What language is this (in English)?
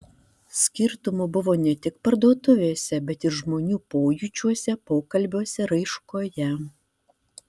Lithuanian